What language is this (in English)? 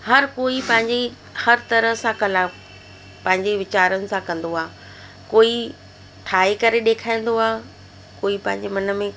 Sindhi